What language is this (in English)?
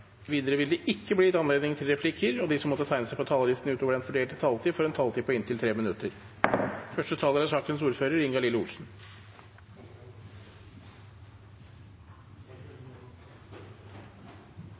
Norwegian Bokmål